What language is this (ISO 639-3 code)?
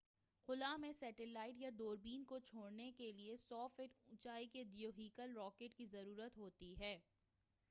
urd